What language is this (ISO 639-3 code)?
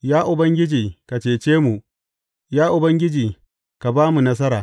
hau